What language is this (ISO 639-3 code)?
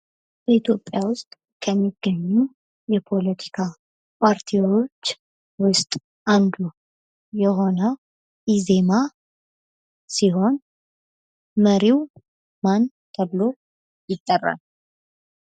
amh